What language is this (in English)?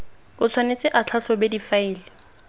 Tswana